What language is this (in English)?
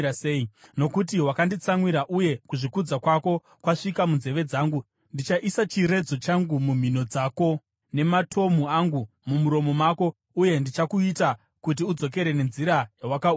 Shona